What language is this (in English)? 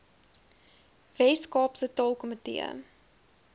Afrikaans